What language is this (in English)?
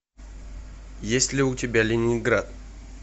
Russian